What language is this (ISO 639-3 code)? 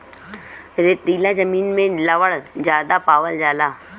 bho